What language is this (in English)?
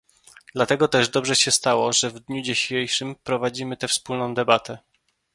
Polish